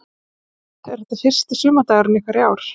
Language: Icelandic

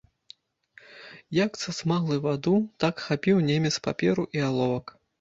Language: Belarusian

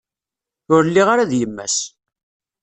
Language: Kabyle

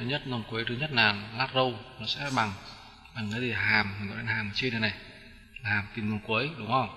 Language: Vietnamese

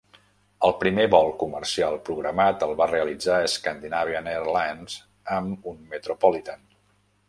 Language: Catalan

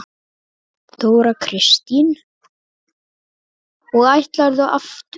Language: Icelandic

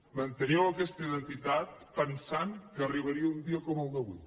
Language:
Catalan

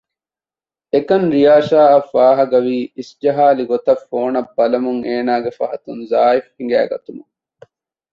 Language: Divehi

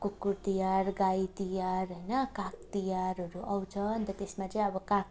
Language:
Nepali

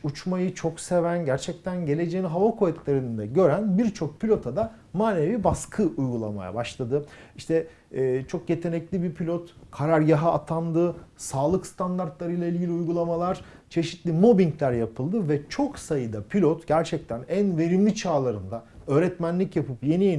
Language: Turkish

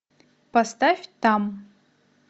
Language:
Russian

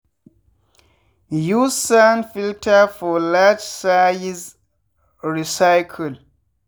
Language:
Nigerian Pidgin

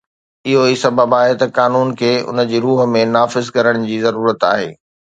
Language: Sindhi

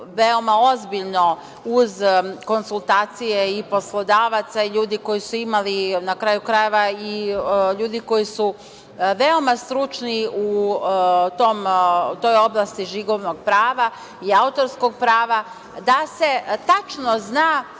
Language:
Serbian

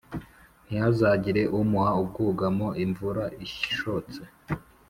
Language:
Kinyarwanda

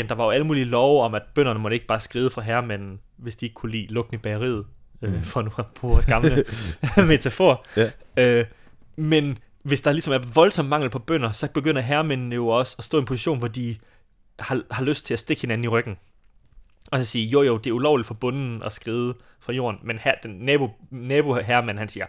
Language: Danish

